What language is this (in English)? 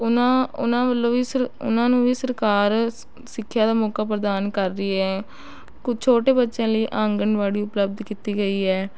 Punjabi